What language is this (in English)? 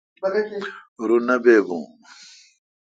Kalkoti